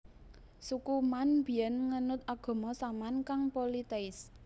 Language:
Javanese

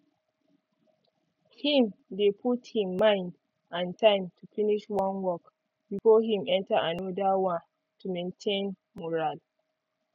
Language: Nigerian Pidgin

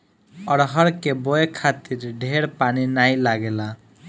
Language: Bhojpuri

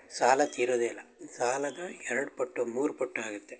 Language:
Kannada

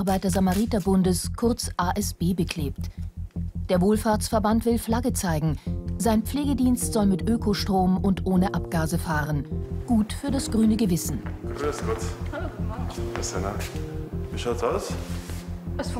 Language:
German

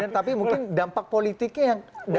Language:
Indonesian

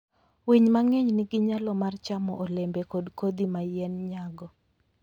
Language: Luo (Kenya and Tanzania)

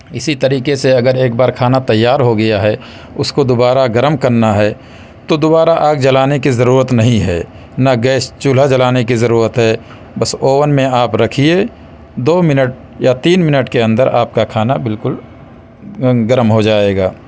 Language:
Urdu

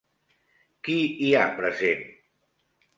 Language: Catalan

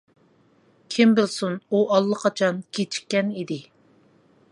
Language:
Uyghur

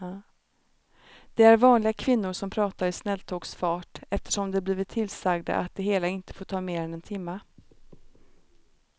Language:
Swedish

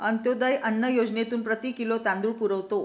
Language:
Marathi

